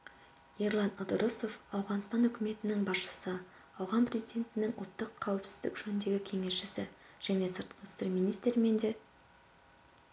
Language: Kazakh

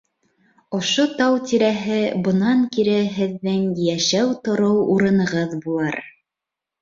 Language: Bashkir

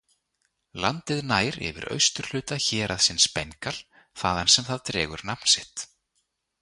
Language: Icelandic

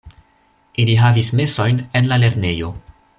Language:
Esperanto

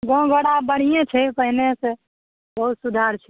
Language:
Maithili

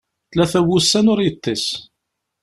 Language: Kabyle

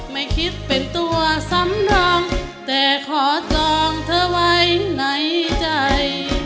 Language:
Thai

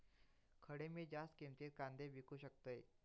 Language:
Marathi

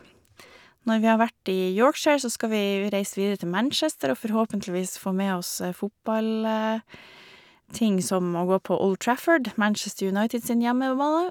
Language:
Norwegian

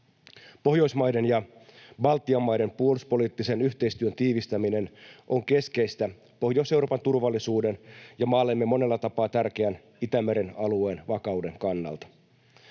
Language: Finnish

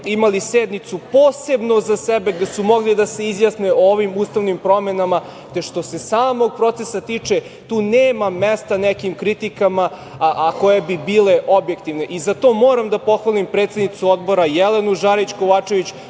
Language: Serbian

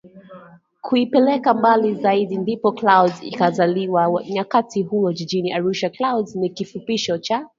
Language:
Swahili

